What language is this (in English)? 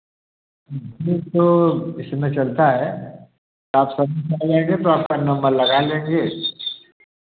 Hindi